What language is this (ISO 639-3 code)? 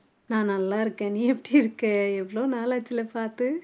tam